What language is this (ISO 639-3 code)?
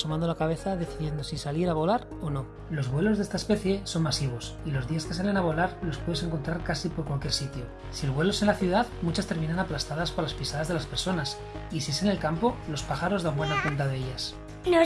spa